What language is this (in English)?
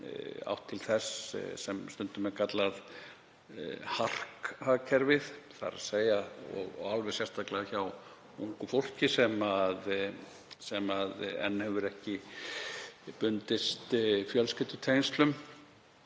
Icelandic